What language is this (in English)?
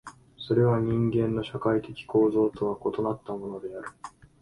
Japanese